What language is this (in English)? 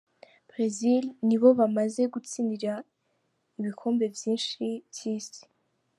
Kinyarwanda